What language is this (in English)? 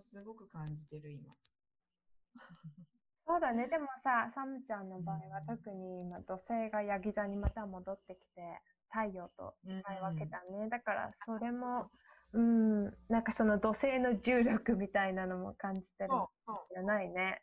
Japanese